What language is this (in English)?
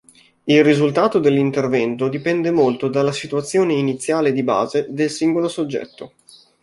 Italian